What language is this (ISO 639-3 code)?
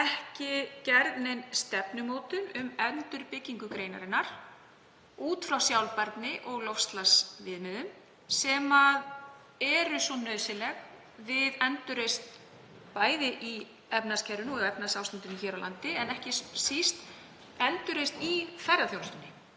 isl